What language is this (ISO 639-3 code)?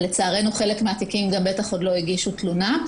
heb